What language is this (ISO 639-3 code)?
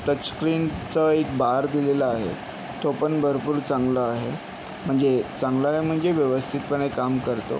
mar